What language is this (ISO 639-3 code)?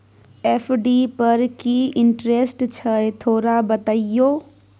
mai